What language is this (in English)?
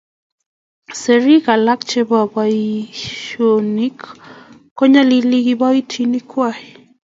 Kalenjin